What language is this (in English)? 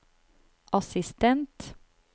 Norwegian